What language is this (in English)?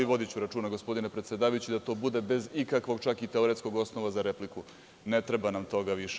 Serbian